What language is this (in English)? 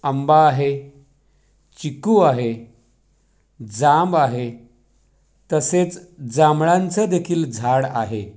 Marathi